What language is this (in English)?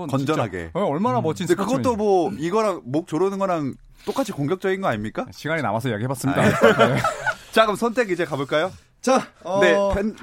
Korean